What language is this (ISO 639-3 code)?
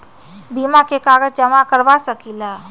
mag